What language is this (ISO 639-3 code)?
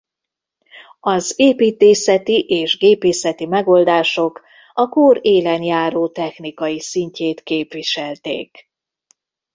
hun